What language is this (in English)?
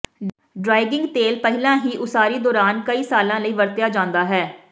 Punjabi